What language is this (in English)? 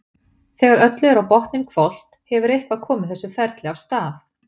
Icelandic